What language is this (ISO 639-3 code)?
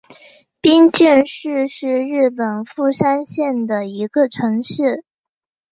zho